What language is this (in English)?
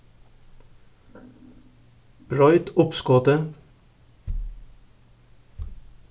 Faroese